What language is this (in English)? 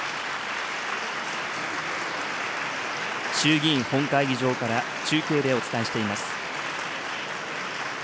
Japanese